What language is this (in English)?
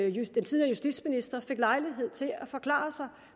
Danish